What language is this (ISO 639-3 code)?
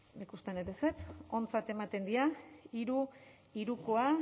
eus